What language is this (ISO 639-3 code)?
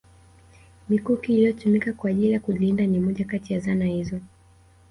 swa